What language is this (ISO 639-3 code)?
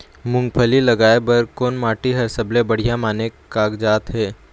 hne